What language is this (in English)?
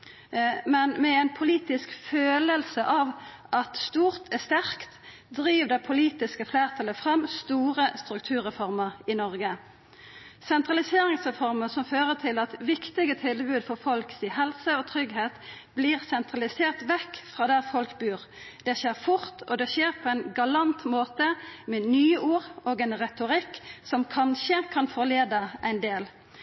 Norwegian Nynorsk